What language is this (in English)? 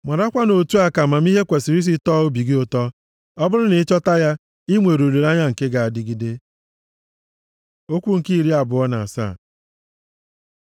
Igbo